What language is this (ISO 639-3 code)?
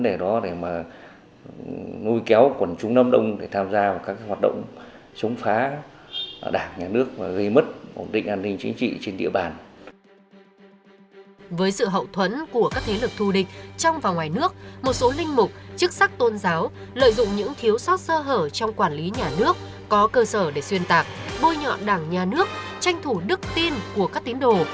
vie